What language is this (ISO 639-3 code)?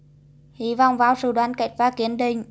vie